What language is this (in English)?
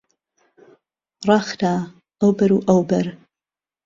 Central Kurdish